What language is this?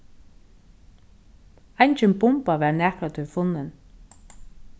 Faroese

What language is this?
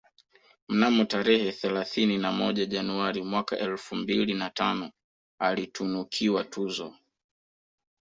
Swahili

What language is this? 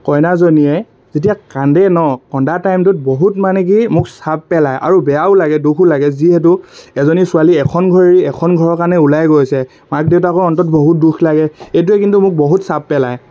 Assamese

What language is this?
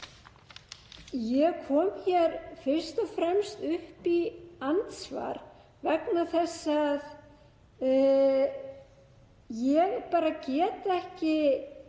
Icelandic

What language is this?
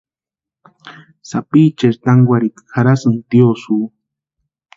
Western Highland Purepecha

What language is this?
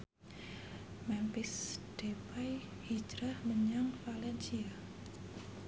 Javanese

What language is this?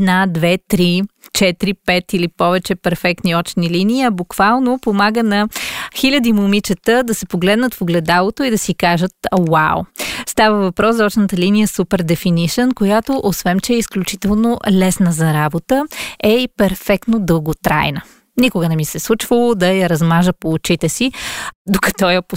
Bulgarian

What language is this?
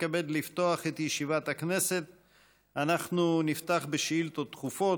Hebrew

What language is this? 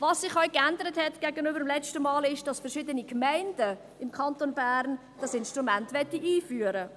Swiss German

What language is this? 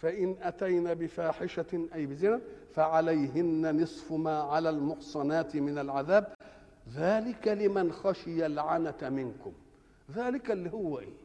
Arabic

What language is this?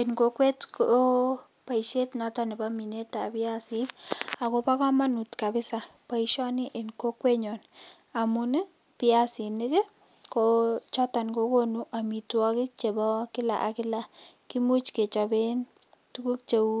Kalenjin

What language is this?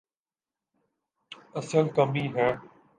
Urdu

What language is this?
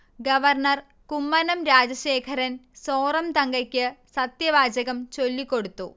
Malayalam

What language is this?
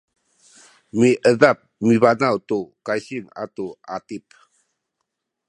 Sakizaya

